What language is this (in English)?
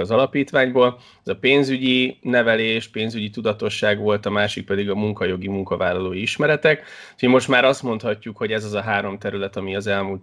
Hungarian